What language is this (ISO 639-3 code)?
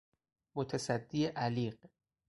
fas